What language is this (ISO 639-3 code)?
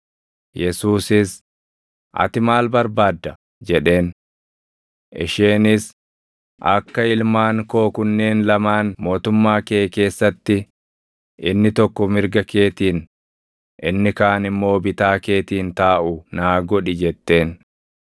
orm